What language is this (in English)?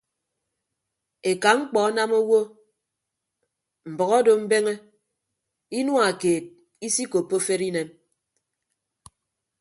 Ibibio